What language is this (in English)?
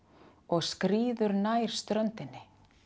Icelandic